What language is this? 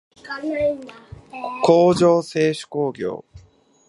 Japanese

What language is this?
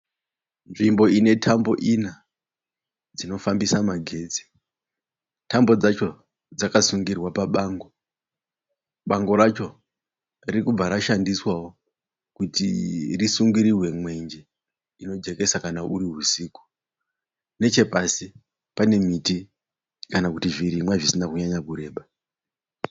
Shona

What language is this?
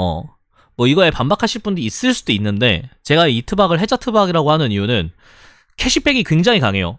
Korean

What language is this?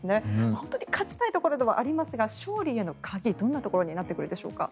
Japanese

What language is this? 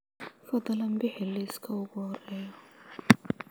Somali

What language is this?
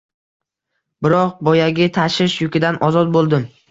Uzbek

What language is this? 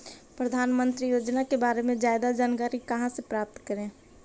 Magahi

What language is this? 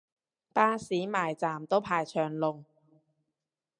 Cantonese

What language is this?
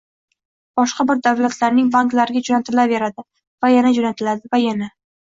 Uzbek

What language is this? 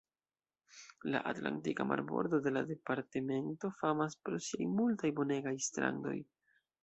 Esperanto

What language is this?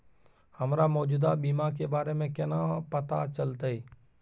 Maithili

